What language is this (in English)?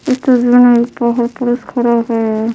Hindi